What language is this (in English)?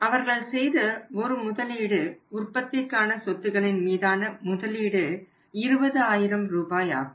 Tamil